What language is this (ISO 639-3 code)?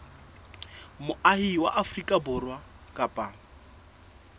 sot